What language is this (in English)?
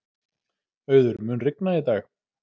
Icelandic